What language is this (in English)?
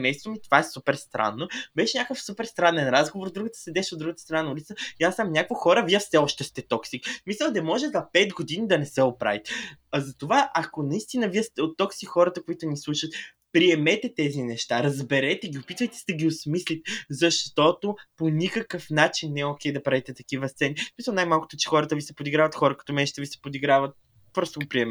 Bulgarian